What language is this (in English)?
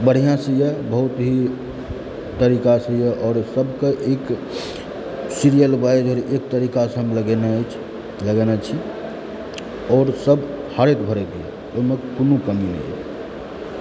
Maithili